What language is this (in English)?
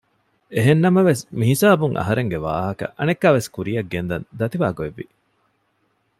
Divehi